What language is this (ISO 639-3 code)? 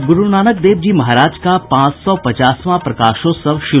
hin